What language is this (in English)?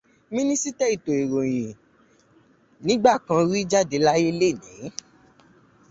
Yoruba